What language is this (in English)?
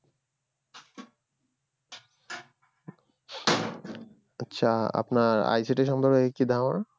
Bangla